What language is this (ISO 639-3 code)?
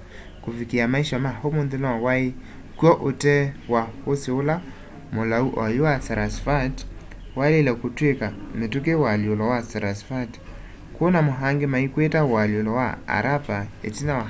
kam